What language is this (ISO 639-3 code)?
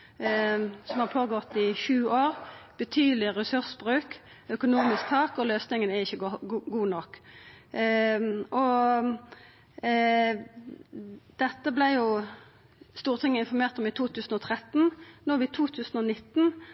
nno